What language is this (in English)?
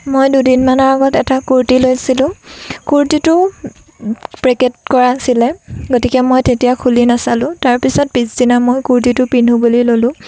Assamese